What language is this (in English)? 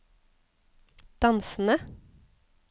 Norwegian